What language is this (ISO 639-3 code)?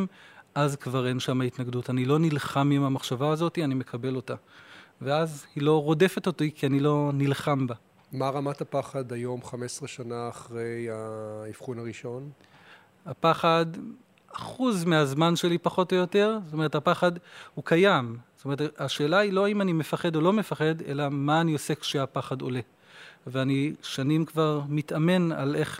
heb